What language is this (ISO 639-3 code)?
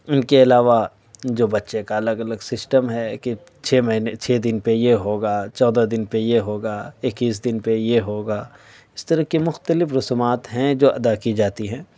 urd